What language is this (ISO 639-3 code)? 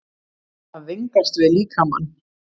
isl